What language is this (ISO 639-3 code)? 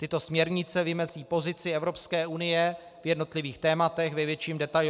ces